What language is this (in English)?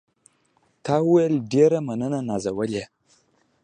Pashto